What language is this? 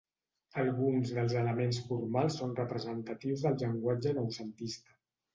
Catalan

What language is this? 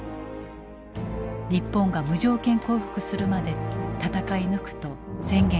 Japanese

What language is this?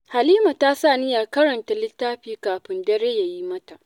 Hausa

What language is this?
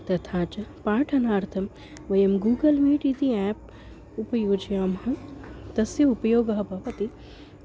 Sanskrit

